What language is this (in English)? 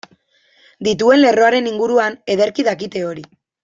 Basque